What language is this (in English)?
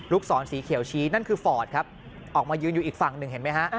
Thai